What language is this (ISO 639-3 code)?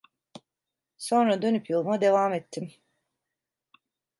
tur